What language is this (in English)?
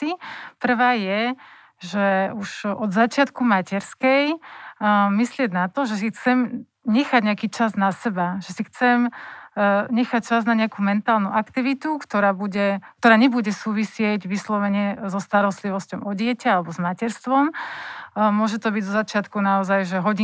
Slovak